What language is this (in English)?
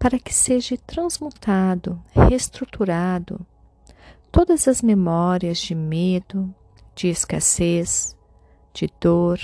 Portuguese